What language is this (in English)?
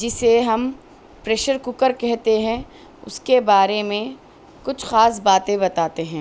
Urdu